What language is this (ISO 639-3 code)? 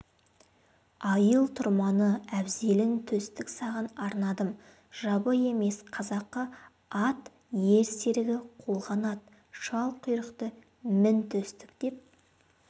kaz